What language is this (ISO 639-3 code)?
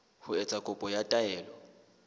sot